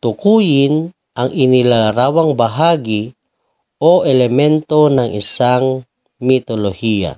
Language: Filipino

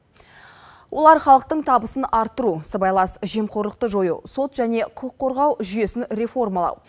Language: Kazakh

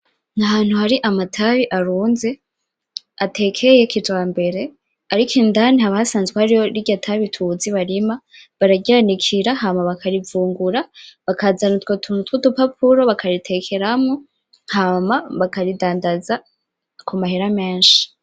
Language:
Rundi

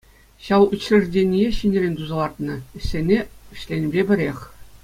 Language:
Chuvash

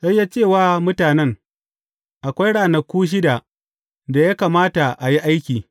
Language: Hausa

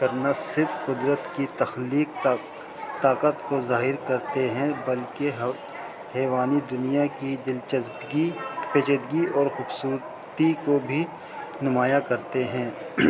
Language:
Urdu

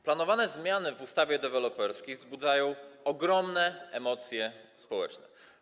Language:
Polish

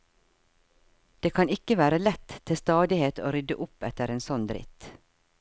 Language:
Norwegian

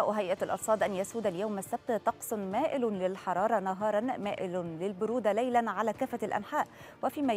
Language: Arabic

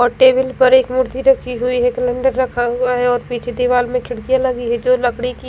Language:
Hindi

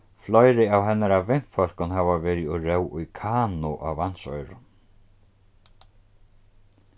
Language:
Faroese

